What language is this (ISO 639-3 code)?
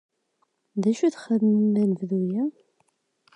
kab